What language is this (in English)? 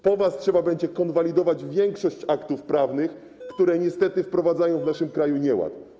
Polish